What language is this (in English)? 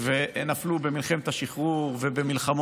Hebrew